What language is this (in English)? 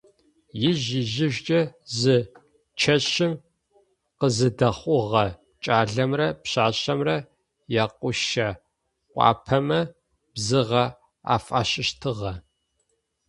Adyghe